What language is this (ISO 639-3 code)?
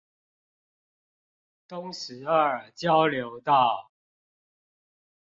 zho